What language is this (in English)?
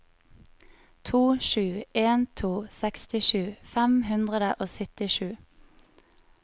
Norwegian